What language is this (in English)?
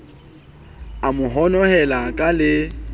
Southern Sotho